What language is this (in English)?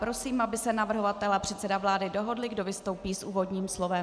Czech